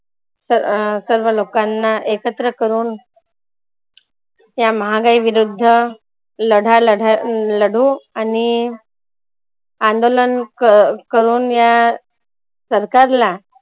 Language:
Marathi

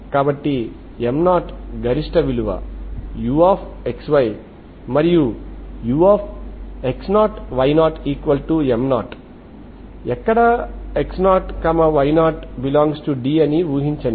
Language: Telugu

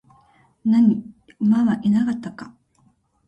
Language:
Japanese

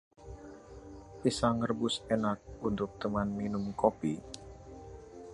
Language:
Indonesian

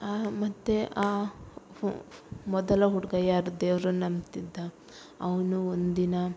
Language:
Kannada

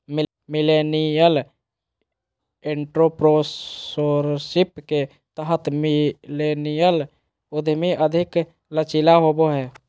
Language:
Magahi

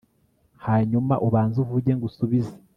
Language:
Kinyarwanda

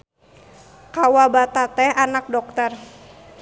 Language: Sundanese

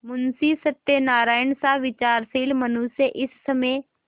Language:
Hindi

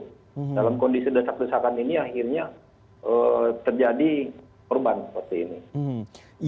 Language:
Indonesian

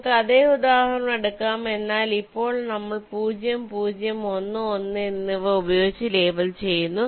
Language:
Malayalam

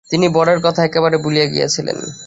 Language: Bangla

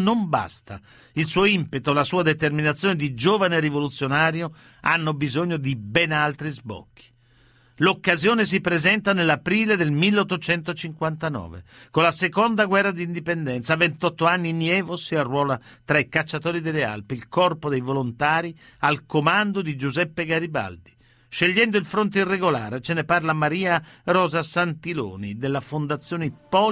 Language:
Italian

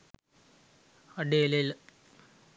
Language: Sinhala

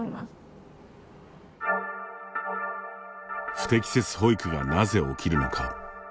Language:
Japanese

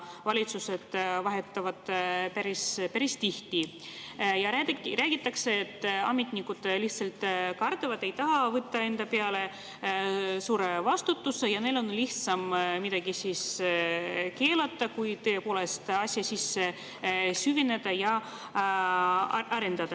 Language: Estonian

